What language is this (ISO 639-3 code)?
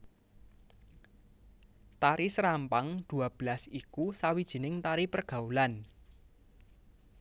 jav